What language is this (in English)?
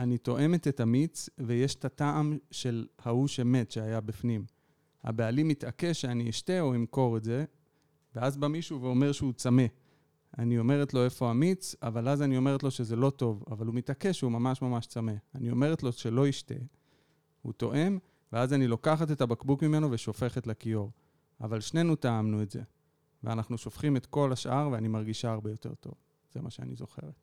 Hebrew